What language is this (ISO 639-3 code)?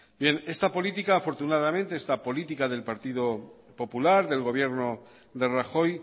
spa